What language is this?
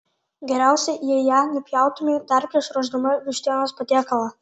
Lithuanian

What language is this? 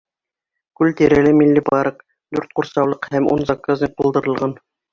Bashkir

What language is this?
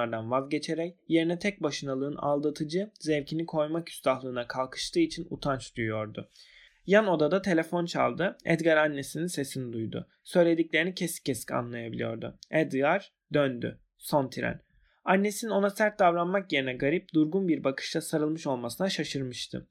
Turkish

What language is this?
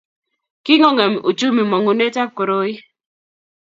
Kalenjin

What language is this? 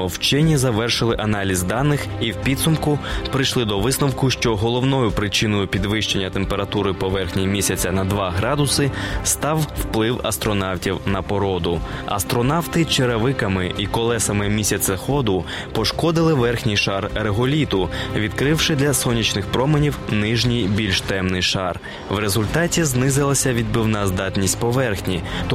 Ukrainian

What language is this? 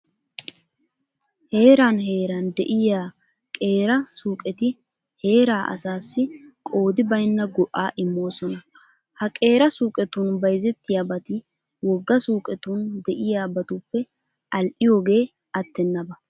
Wolaytta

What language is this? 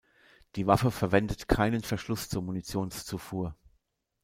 German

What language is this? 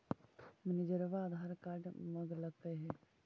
Magahi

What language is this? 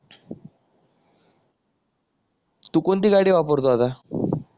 Marathi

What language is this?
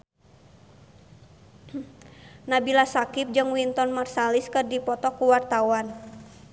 Sundanese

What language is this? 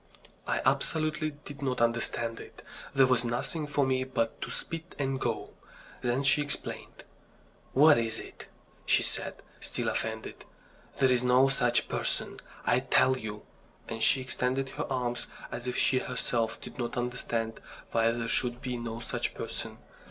English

